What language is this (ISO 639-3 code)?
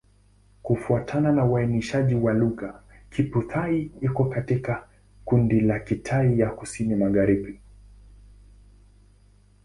swa